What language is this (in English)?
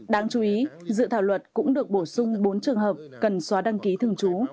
Vietnamese